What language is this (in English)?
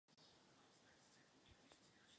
Czech